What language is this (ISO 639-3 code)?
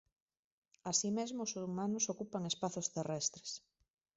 glg